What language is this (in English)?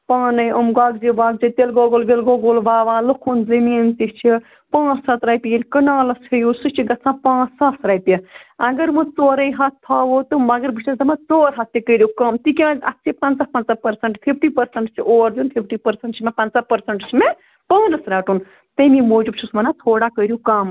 Kashmiri